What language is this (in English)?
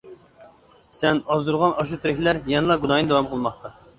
Uyghur